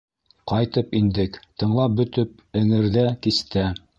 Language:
Bashkir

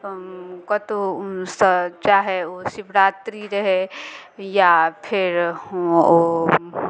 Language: Maithili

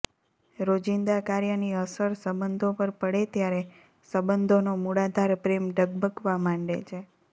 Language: Gujarati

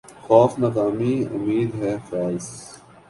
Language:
Urdu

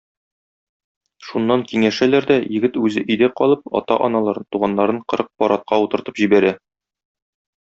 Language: Tatar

